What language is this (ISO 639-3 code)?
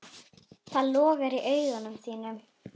isl